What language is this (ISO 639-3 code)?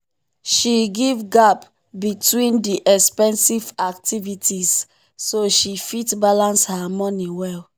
pcm